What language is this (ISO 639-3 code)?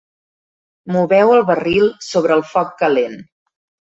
cat